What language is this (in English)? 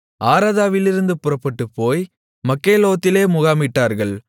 Tamil